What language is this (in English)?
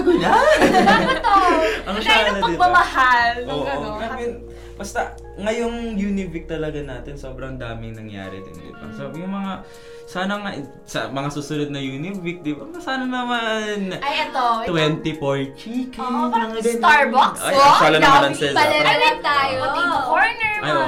Filipino